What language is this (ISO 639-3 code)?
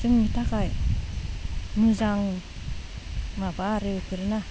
brx